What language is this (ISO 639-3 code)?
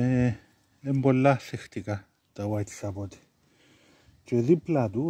ell